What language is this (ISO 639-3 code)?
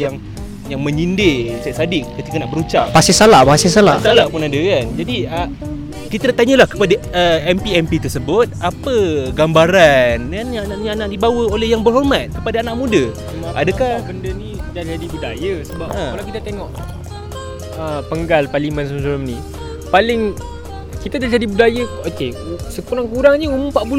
msa